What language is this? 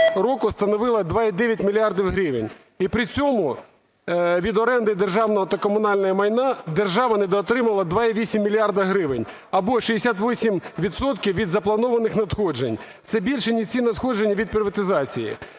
Ukrainian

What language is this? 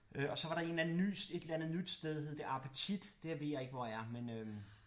Danish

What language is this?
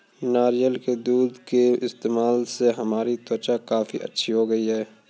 Hindi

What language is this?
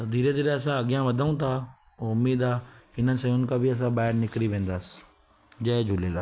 Sindhi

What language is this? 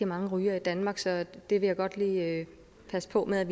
Danish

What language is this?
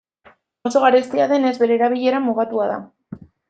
Basque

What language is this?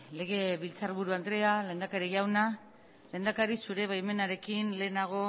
Basque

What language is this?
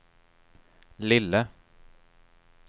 Swedish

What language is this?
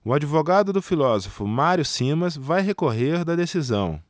Portuguese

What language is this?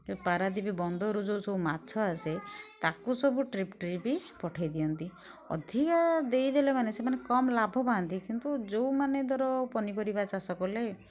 Odia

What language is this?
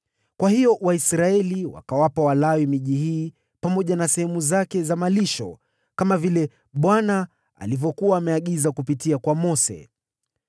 Swahili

